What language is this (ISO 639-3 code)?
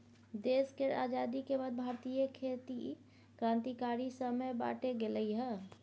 mai